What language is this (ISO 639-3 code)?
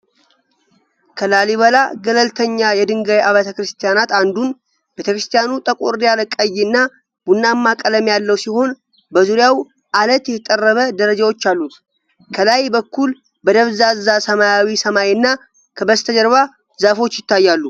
amh